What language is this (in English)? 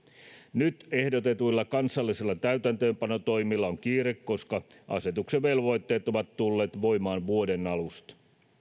Finnish